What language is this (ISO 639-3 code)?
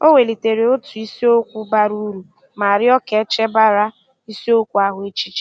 ibo